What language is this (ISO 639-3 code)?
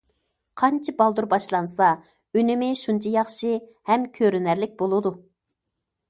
uig